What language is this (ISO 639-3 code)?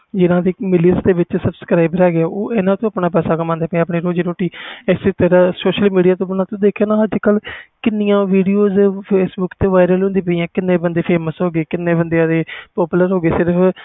pan